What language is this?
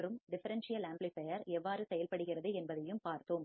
Tamil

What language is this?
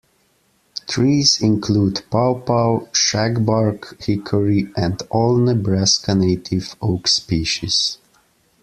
English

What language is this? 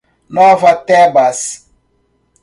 Portuguese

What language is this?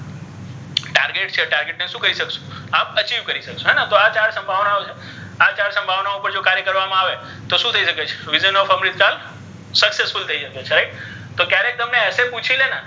Gujarati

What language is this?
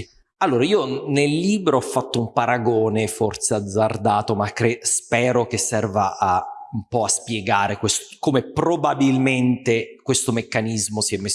Italian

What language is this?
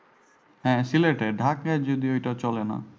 Bangla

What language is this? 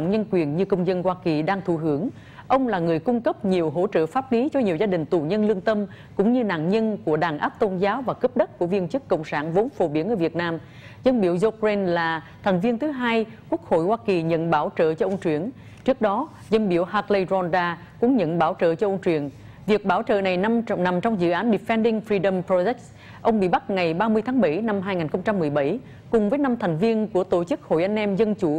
Vietnamese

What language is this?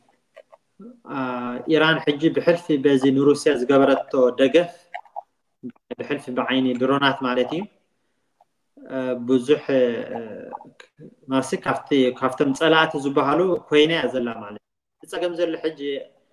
Arabic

